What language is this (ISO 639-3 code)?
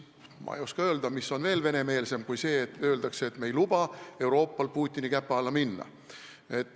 est